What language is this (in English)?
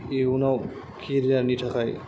Bodo